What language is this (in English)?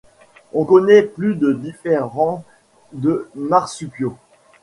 French